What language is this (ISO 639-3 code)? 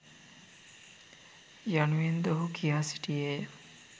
sin